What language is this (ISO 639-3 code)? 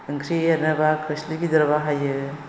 brx